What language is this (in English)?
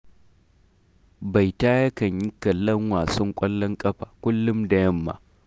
Hausa